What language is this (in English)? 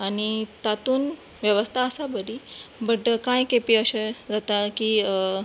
Konkani